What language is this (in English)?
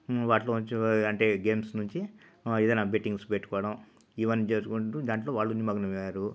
Telugu